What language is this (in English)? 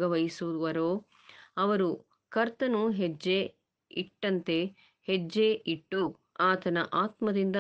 Kannada